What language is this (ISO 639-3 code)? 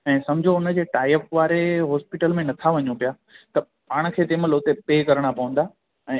snd